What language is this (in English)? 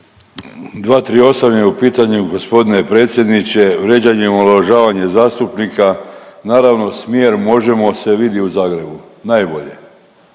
Croatian